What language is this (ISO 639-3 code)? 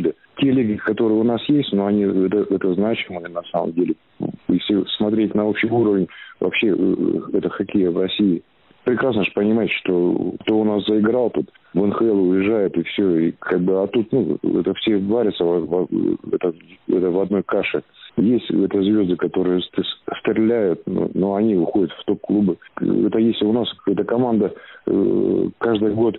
rus